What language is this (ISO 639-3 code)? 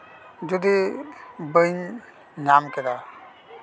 sat